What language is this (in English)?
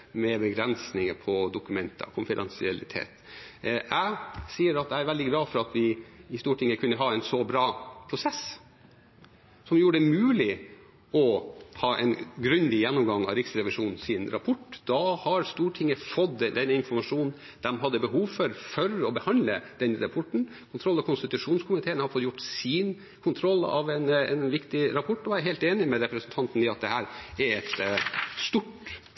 Norwegian Bokmål